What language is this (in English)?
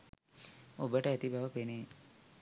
Sinhala